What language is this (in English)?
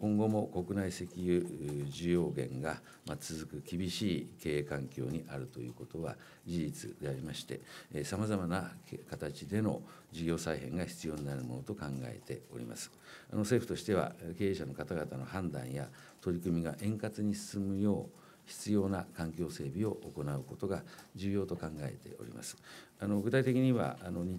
Japanese